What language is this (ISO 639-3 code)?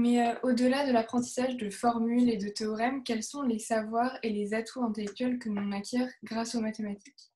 fra